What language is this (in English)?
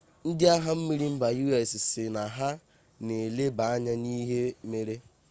Igbo